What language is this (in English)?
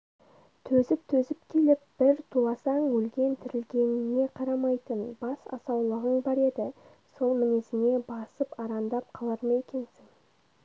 Kazakh